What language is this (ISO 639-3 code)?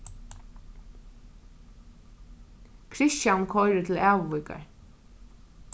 fao